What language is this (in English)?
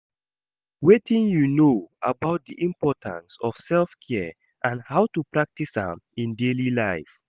Nigerian Pidgin